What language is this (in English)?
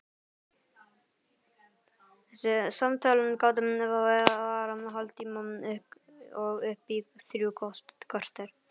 Icelandic